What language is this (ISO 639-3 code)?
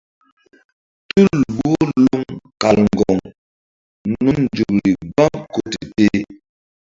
mdd